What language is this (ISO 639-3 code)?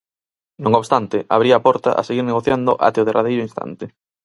glg